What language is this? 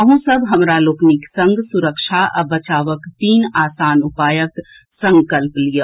Maithili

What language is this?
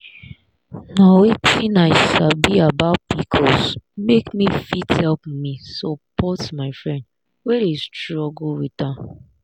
Nigerian Pidgin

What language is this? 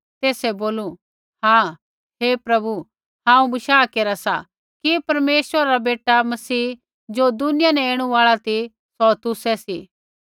Kullu Pahari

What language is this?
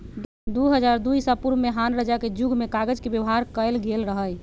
Magahi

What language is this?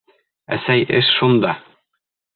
Bashkir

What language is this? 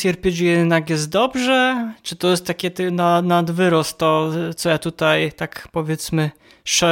Polish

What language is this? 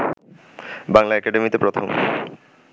Bangla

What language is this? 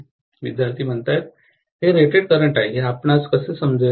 Marathi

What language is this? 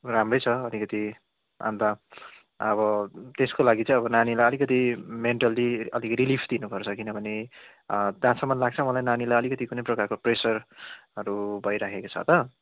Nepali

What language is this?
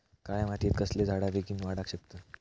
Marathi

